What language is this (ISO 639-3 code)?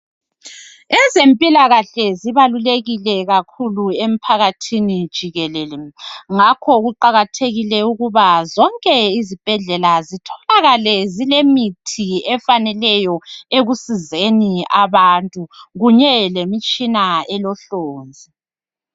nde